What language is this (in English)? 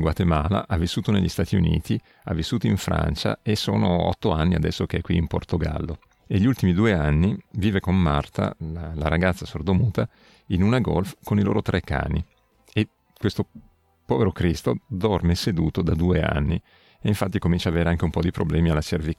Italian